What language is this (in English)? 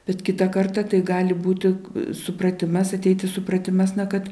Lithuanian